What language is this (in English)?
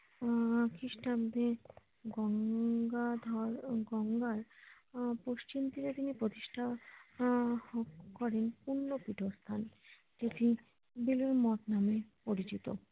Bangla